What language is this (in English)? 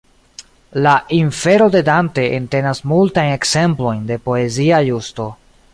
Esperanto